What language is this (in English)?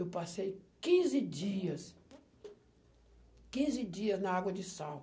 Portuguese